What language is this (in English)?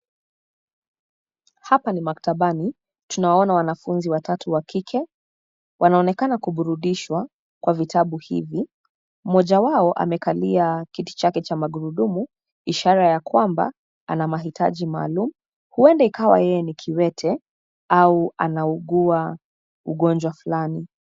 Swahili